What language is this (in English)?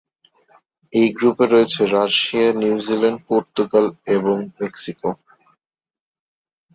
Bangla